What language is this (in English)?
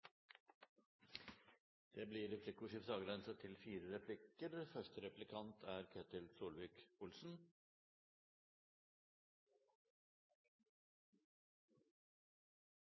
Norwegian Bokmål